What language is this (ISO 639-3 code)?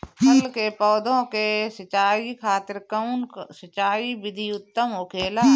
bho